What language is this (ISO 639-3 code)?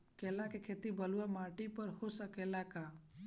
bho